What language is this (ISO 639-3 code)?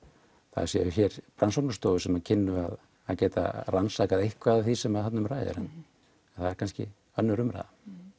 isl